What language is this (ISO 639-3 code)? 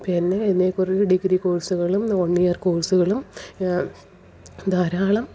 mal